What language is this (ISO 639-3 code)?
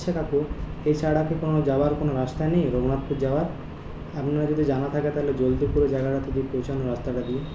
ben